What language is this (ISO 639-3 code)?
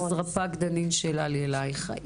heb